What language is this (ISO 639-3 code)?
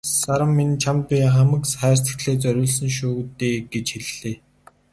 mon